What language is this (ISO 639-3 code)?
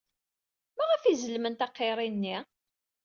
kab